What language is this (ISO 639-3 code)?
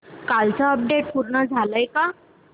mar